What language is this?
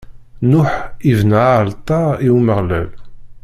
Kabyle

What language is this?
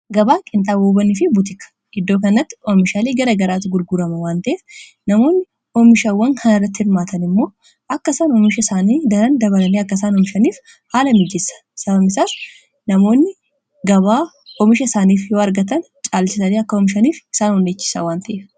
Oromo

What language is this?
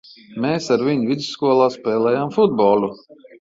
Latvian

